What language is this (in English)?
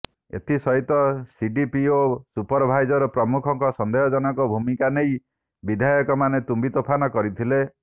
Odia